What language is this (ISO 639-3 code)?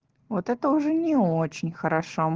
rus